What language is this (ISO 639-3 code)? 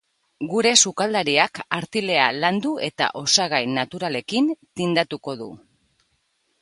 eus